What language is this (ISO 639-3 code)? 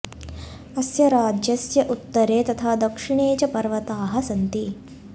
san